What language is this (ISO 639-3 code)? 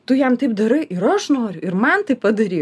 lit